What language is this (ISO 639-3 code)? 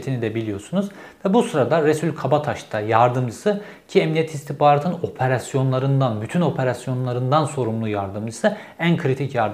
tur